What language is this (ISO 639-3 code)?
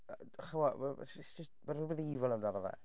cym